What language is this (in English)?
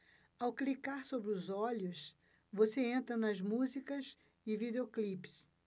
Portuguese